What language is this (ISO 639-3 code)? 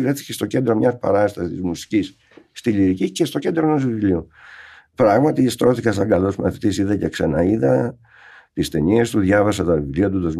ell